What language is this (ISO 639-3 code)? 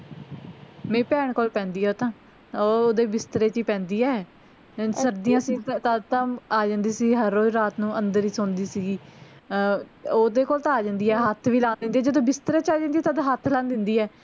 pan